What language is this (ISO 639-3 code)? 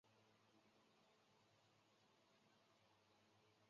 zho